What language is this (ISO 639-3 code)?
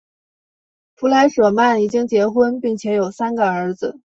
zho